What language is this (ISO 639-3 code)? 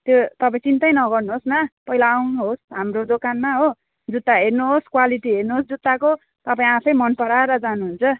nep